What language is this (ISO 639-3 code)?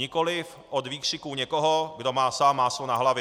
ces